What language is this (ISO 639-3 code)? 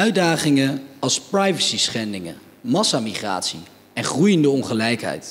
nld